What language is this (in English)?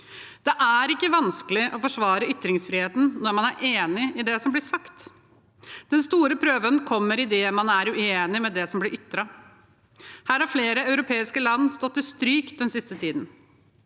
Norwegian